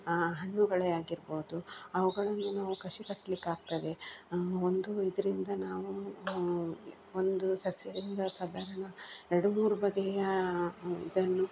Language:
Kannada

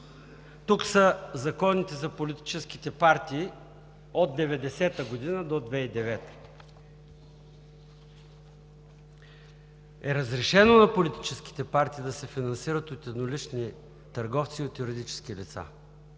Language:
Bulgarian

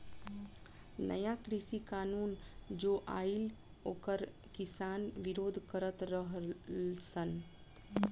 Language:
Bhojpuri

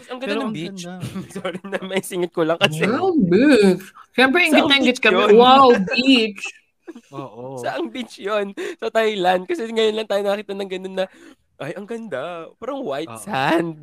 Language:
Filipino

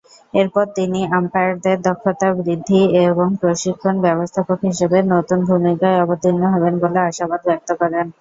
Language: Bangla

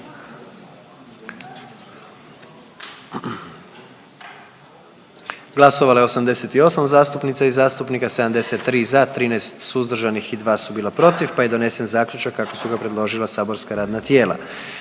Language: Croatian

